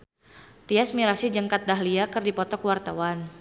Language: Sundanese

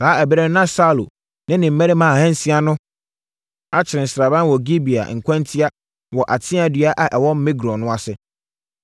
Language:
Akan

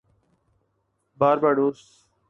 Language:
Urdu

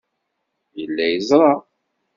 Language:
Kabyle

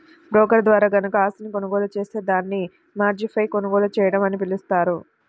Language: Telugu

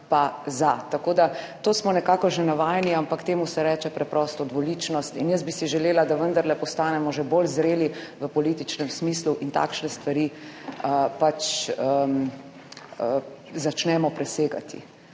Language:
Slovenian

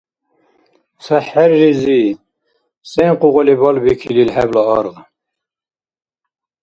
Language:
Dargwa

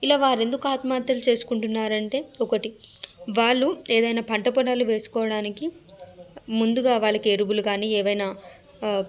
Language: Telugu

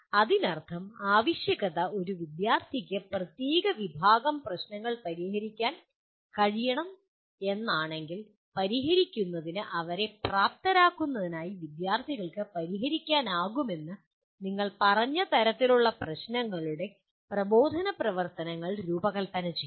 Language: Malayalam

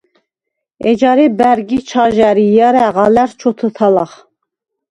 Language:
Svan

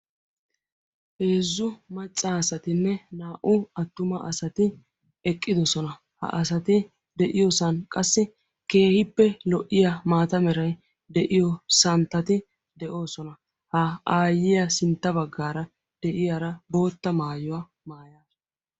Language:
Wolaytta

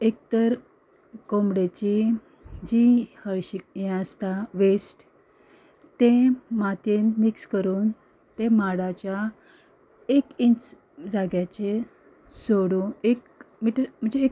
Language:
Konkani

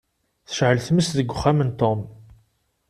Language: Kabyle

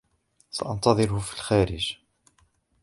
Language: Arabic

